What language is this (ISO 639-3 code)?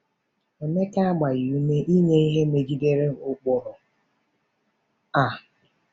ibo